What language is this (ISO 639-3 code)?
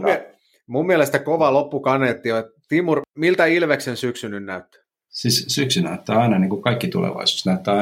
fin